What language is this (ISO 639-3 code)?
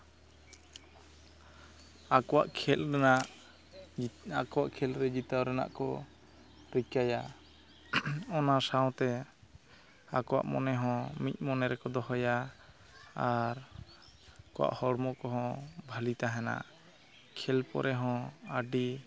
sat